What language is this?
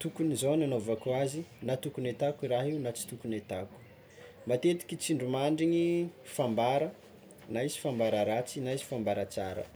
Tsimihety Malagasy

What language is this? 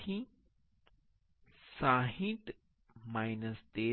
Gujarati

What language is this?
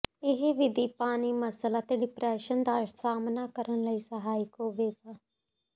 Punjabi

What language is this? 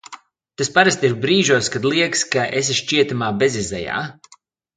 Latvian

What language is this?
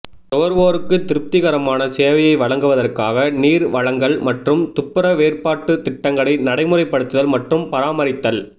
Tamil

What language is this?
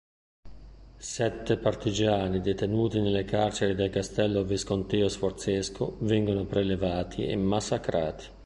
Italian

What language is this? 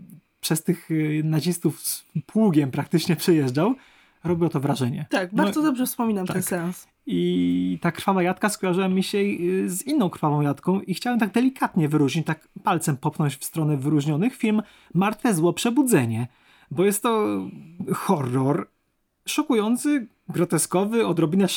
Polish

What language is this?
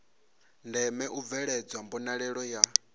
Venda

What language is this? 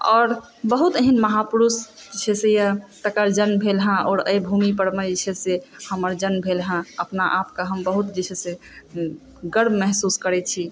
Maithili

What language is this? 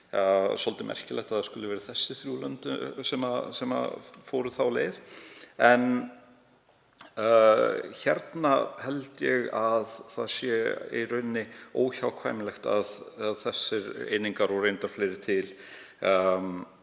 Icelandic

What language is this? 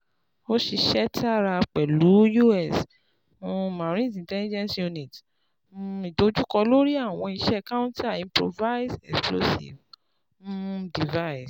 Yoruba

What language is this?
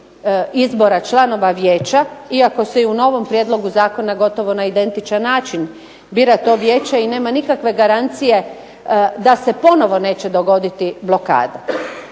Croatian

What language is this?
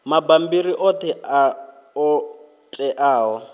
Venda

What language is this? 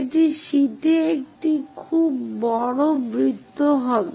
Bangla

